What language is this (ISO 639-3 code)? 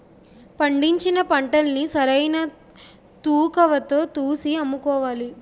tel